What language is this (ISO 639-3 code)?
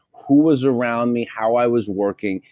eng